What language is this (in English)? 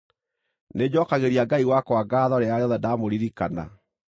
Kikuyu